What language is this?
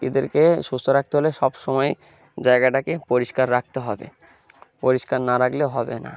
Bangla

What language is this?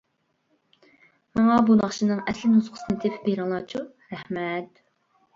Uyghur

